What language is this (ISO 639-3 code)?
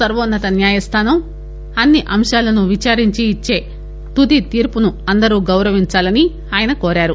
tel